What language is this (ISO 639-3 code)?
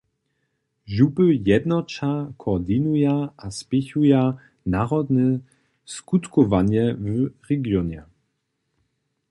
hsb